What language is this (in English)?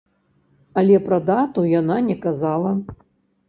Belarusian